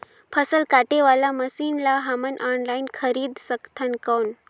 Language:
Chhattisgarhi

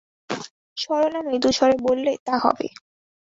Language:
Bangla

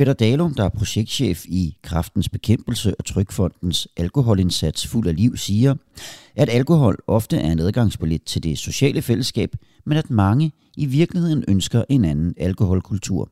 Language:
Danish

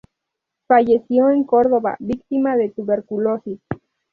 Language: Spanish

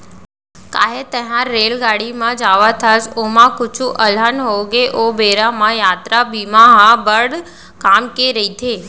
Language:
Chhattisgarhi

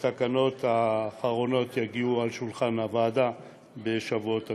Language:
Hebrew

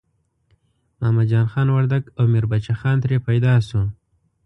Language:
Pashto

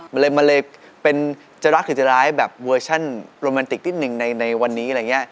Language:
Thai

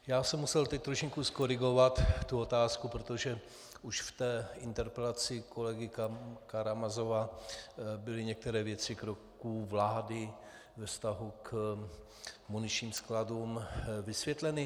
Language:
Czech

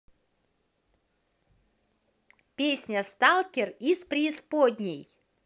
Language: Russian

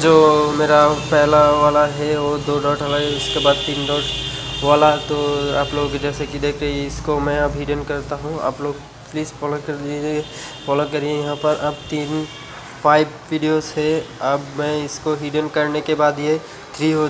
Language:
Hindi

